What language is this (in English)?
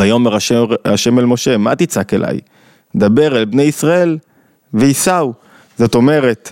Hebrew